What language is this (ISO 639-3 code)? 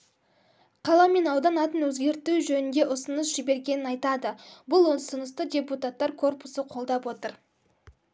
kaz